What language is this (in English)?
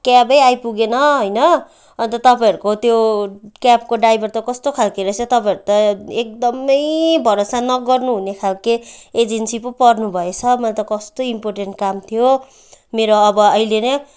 Nepali